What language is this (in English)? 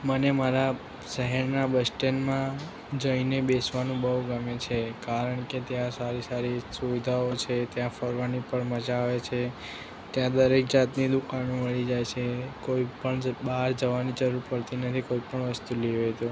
Gujarati